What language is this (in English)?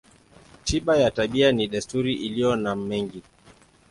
Swahili